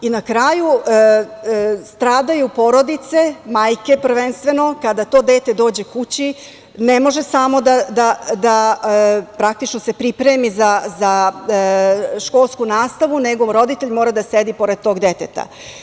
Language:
Serbian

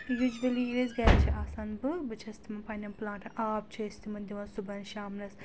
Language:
Kashmiri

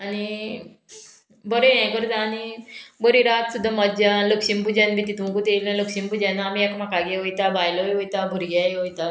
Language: Konkani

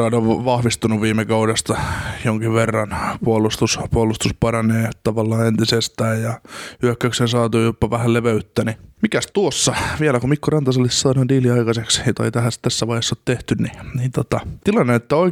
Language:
Finnish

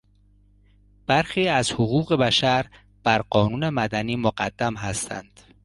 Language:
Persian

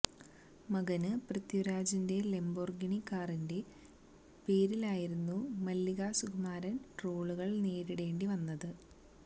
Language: Malayalam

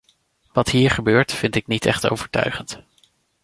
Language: Dutch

